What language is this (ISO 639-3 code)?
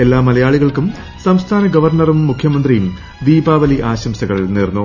mal